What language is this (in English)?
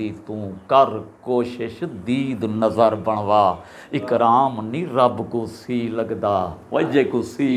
Punjabi